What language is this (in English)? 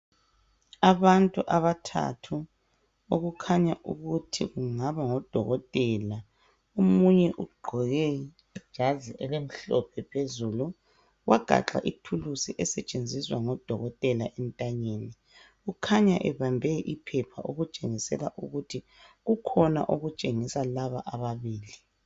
North Ndebele